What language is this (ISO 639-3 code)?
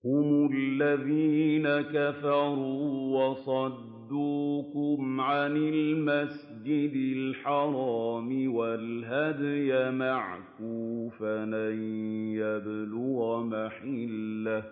ara